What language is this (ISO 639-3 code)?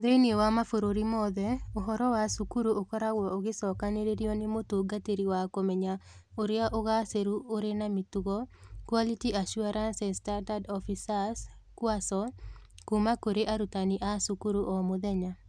kik